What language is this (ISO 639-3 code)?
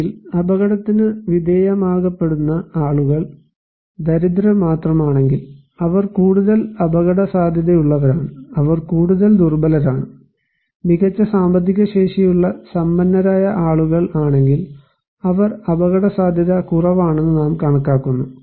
mal